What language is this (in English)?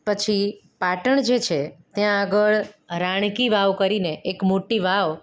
Gujarati